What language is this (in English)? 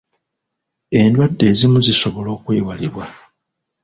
Ganda